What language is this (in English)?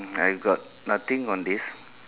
English